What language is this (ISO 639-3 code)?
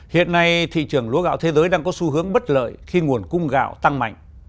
vie